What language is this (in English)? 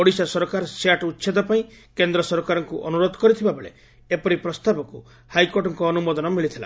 Odia